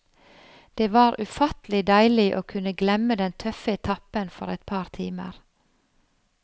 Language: Norwegian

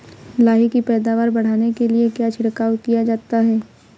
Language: Hindi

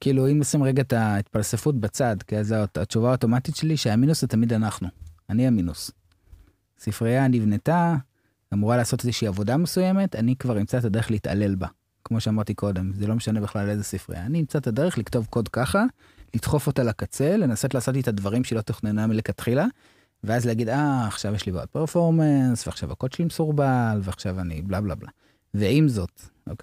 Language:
Hebrew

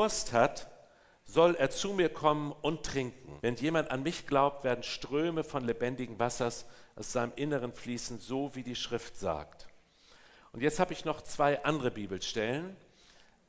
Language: German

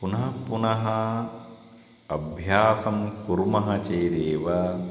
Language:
Sanskrit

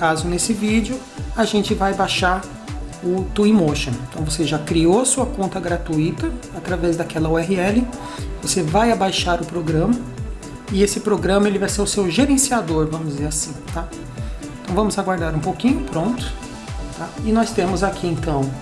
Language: Portuguese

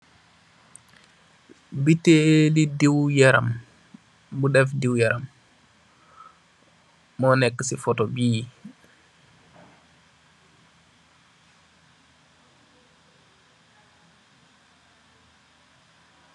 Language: Wolof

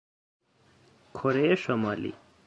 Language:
Persian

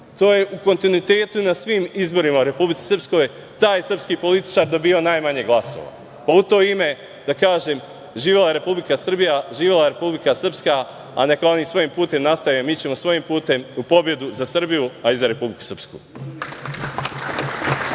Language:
Serbian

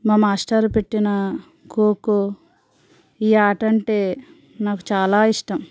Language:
Telugu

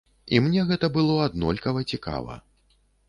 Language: Belarusian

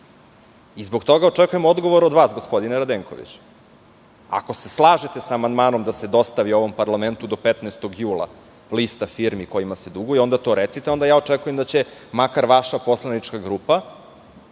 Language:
Serbian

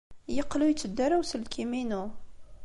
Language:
Kabyle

